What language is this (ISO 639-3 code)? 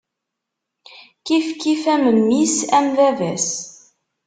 kab